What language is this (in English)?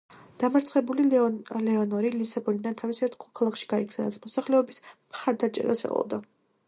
Georgian